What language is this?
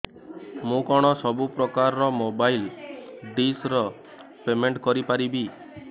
Odia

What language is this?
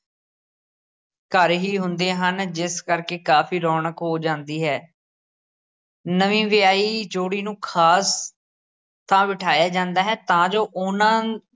Punjabi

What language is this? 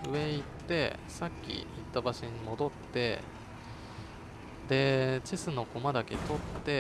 Japanese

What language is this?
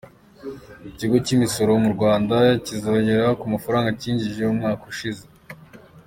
Kinyarwanda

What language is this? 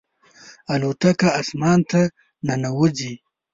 Pashto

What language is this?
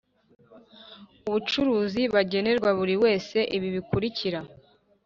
Kinyarwanda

